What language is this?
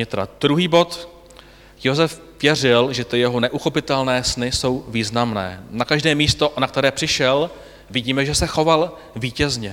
Czech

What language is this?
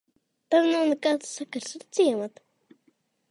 Latvian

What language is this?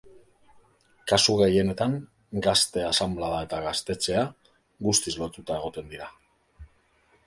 Basque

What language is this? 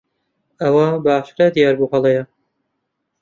Central Kurdish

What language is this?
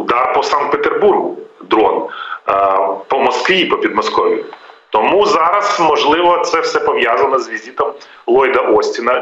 Ukrainian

